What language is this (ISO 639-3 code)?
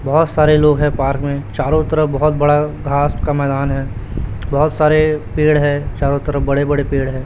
hin